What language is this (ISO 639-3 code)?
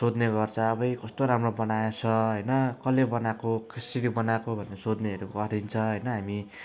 nep